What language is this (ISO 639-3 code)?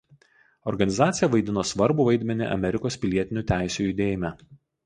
lit